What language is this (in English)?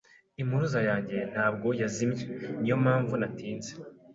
Kinyarwanda